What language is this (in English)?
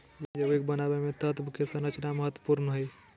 Magahi